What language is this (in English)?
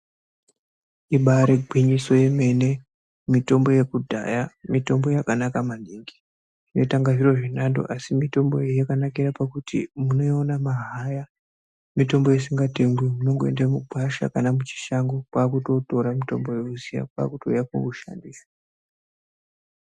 Ndau